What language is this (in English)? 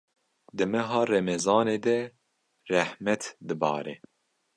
Kurdish